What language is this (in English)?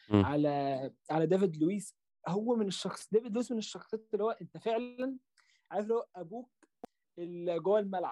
Arabic